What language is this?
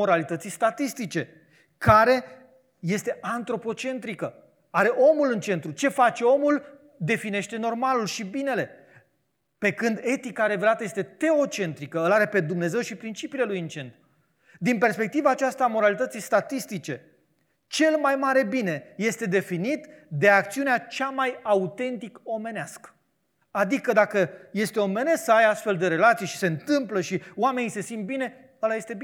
Romanian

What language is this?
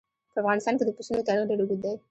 Pashto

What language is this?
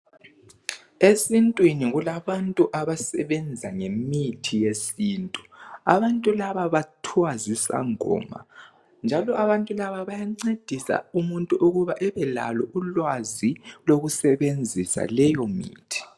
North Ndebele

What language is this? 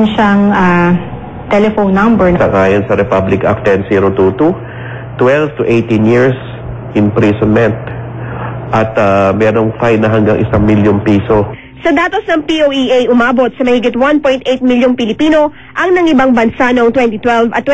Filipino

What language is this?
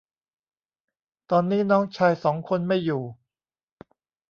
Thai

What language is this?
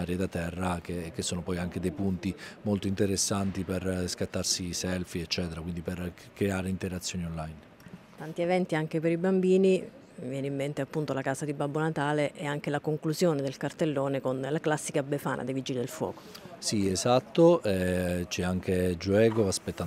Italian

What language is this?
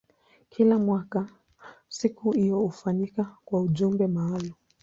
Swahili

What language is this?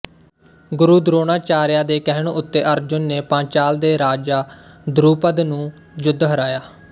Punjabi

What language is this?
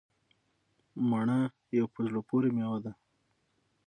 Pashto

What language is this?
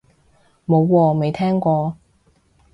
Cantonese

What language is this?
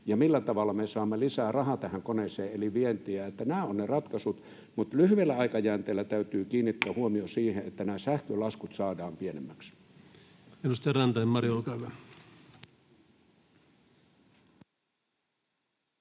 Finnish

